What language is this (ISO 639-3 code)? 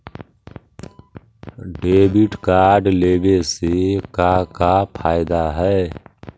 mag